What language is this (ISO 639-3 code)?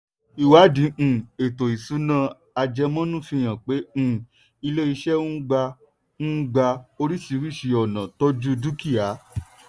yor